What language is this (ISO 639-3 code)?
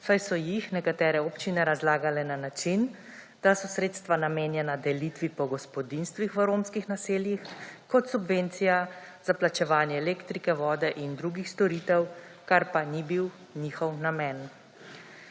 slv